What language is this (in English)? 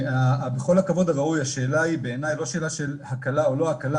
Hebrew